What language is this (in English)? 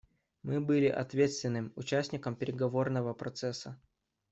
Russian